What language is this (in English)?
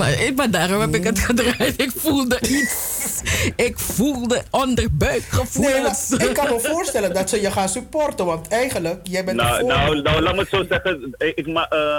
Dutch